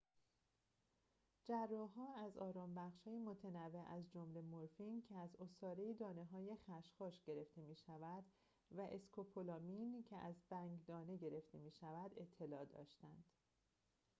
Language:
Persian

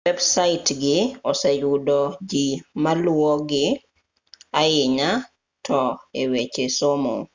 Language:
Luo (Kenya and Tanzania)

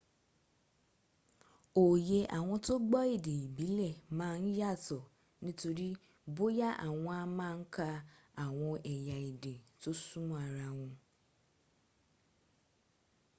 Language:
Yoruba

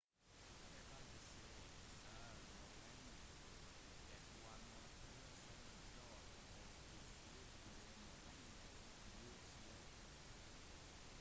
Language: Norwegian Bokmål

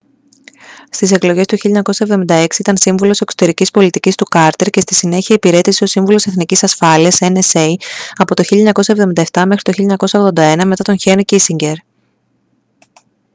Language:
Greek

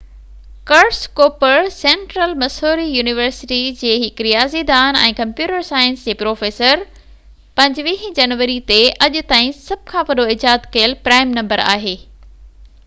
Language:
Sindhi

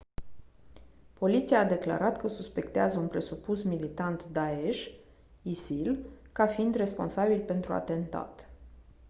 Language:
Romanian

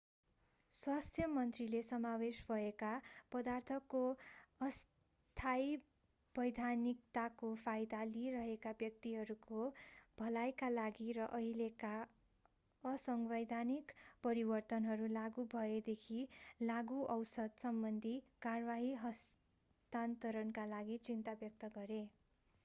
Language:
Nepali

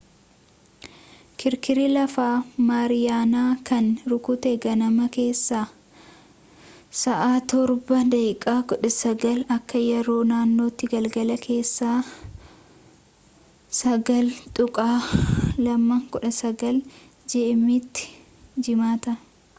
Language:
Oromo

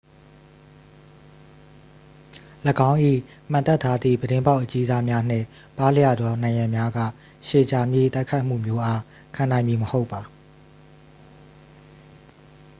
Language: Burmese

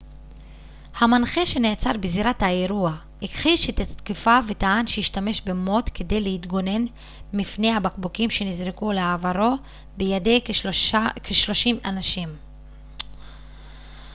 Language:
Hebrew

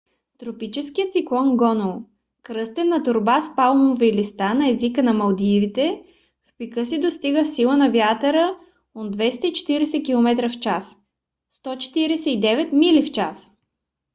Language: Bulgarian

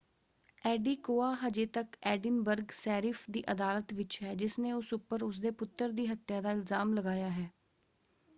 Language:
Punjabi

